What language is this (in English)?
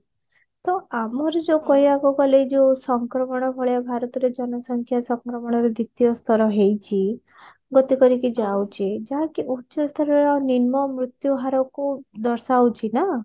Odia